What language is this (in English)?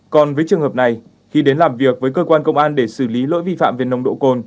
Vietnamese